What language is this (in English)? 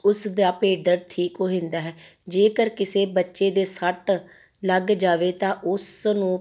Punjabi